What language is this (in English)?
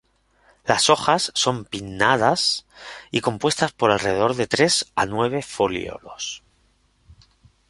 Spanish